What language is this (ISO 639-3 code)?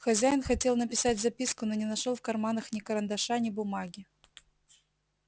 rus